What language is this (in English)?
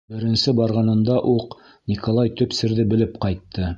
Bashkir